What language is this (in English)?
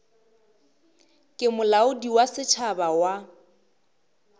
Northern Sotho